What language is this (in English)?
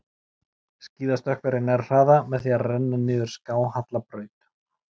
Icelandic